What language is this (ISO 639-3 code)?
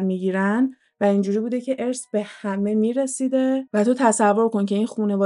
fas